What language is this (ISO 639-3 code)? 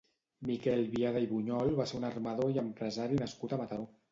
cat